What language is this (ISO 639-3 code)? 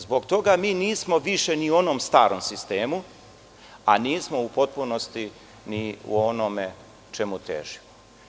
srp